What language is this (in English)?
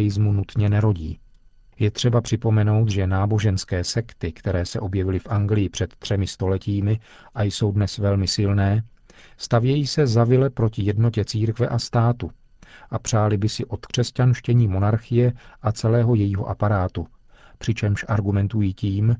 Czech